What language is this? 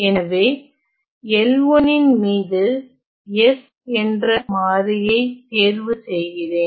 Tamil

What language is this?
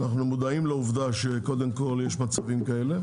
Hebrew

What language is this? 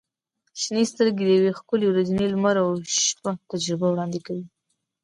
Pashto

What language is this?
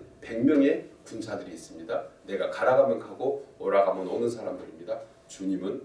Korean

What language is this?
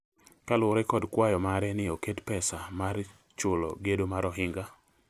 Luo (Kenya and Tanzania)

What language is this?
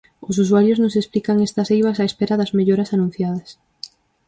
Galician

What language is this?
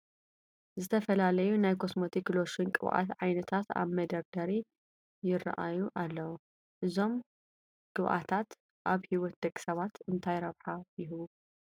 Tigrinya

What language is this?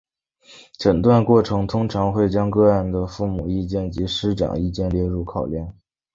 Chinese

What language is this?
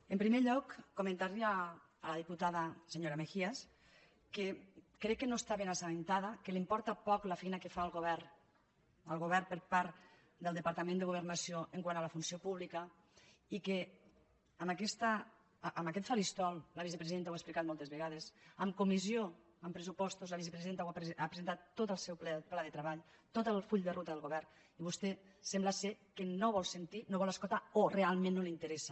Catalan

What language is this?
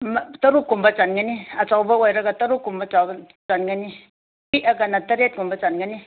Manipuri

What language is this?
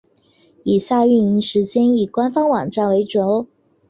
Chinese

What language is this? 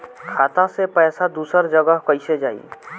Bhojpuri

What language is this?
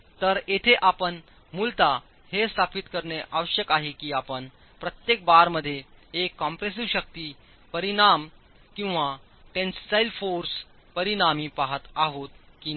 Marathi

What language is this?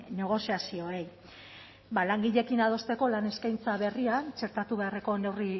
Basque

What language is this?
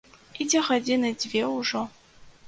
Belarusian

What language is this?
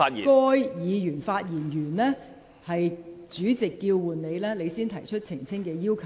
Cantonese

